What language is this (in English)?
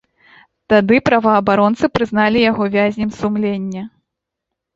Belarusian